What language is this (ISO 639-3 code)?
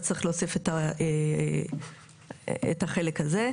heb